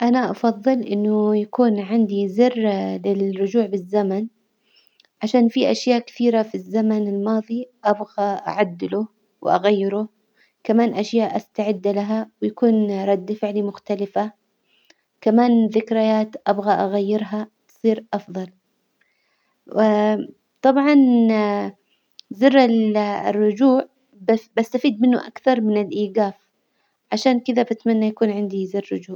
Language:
Hijazi Arabic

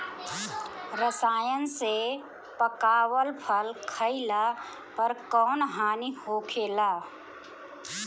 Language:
Bhojpuri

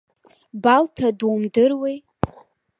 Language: Abkhazian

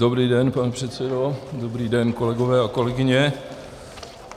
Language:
Czech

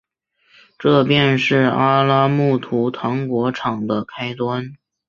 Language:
Chinese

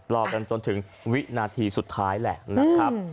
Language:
Thai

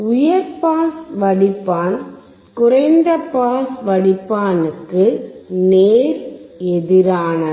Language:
Tamil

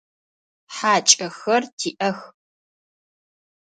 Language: Adyghe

